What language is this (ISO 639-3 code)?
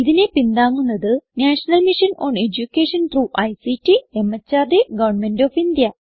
mal